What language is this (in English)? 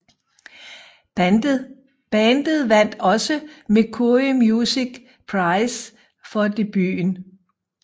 Danish